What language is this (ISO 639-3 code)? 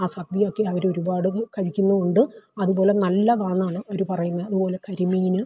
mal